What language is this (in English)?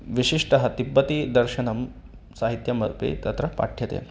Sanskrit